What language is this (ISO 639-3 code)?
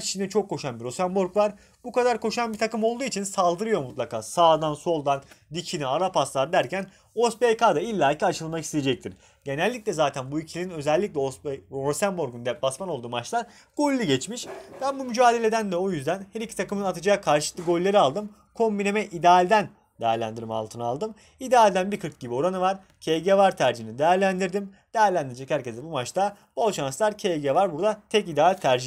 tur